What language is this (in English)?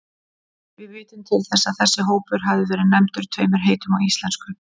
Icelandic